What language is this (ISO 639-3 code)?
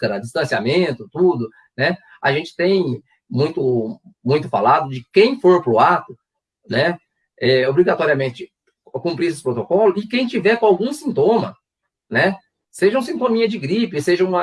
por